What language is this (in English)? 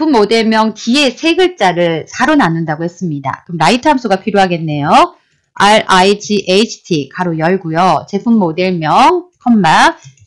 Korean